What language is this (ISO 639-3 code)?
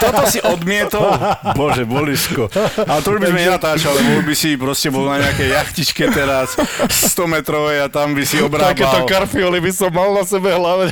slk